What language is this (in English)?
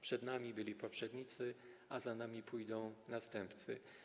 Polish